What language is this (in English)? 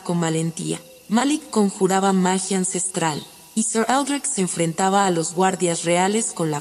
Spanish